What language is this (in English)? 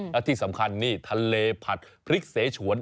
Thai